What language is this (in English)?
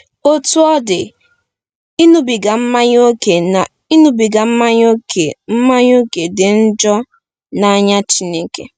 Igbo